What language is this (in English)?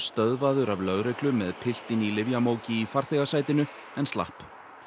Icelandic